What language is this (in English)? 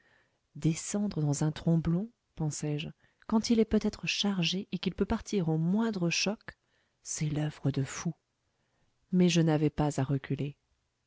French